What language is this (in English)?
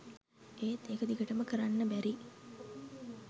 Sinhala